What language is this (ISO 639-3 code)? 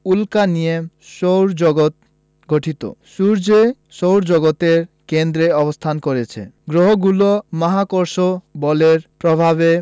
ben